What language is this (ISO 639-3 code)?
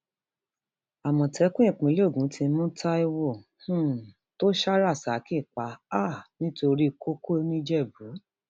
yor